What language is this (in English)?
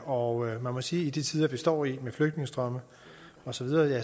Danish